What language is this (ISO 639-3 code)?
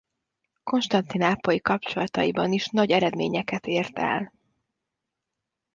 hun